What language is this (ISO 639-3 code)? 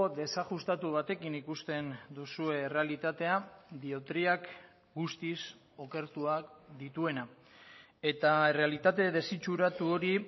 eus